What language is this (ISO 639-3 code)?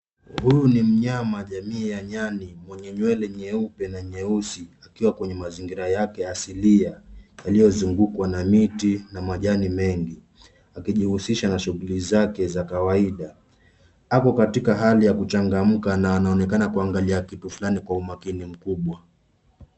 swa